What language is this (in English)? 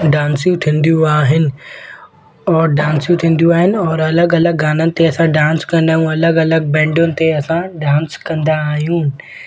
Sindhi